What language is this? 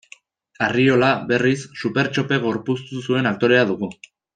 Basque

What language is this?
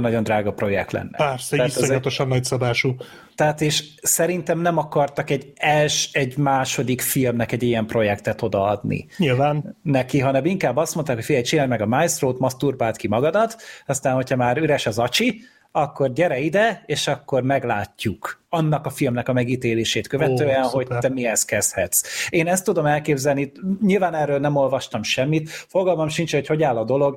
Hungarian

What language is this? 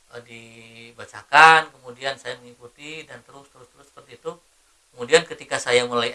Indonesian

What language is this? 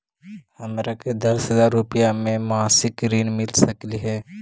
Magahi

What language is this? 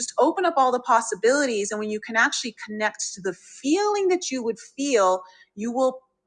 English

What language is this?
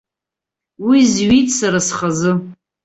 Abkhazian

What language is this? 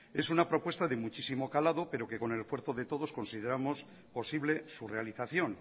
Spanish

